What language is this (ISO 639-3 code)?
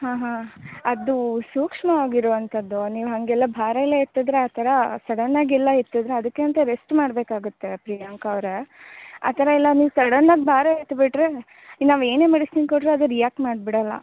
kan